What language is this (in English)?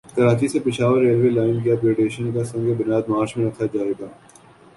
Urdu